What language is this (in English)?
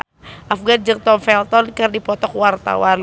Sundanese